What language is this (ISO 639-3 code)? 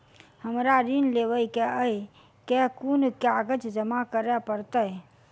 mai